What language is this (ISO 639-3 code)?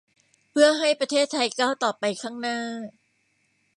tha